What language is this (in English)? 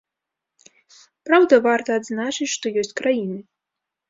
Belarusian